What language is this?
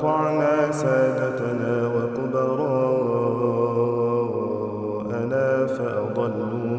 Arabic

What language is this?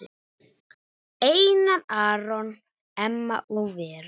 Icelandic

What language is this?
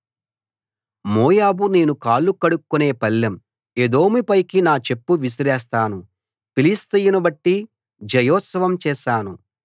Telugu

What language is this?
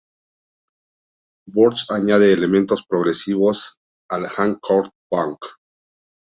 Spanish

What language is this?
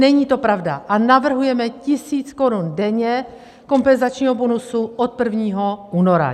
Czech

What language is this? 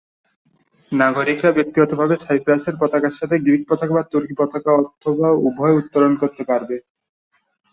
Bangla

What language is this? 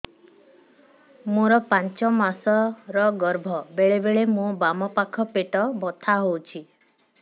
Odia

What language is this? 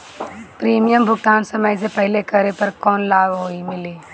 Bhojpuri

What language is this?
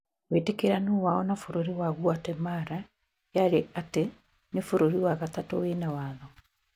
Kikuyu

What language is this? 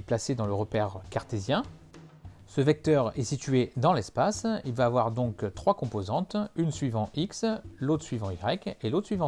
French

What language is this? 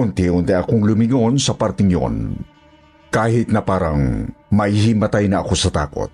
Filipino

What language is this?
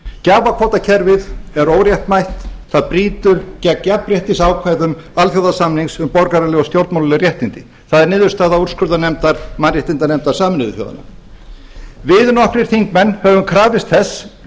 Icelandic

